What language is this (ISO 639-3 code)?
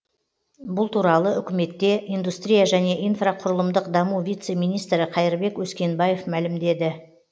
kaz